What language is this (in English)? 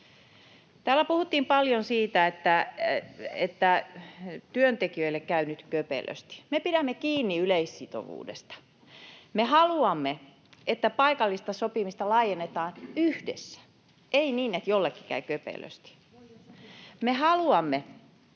Finnish